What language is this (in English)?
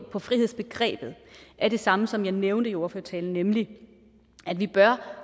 Danish